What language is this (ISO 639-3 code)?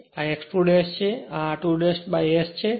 guj